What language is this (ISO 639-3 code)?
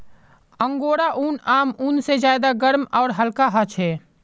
mag